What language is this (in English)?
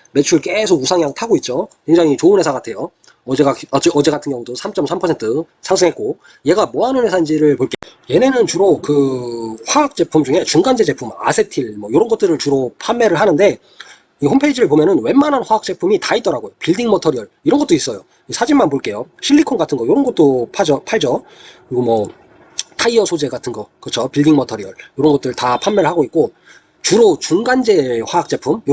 Korean